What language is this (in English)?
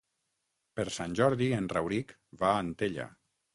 Catalan